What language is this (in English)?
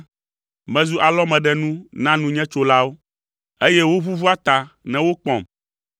Ewe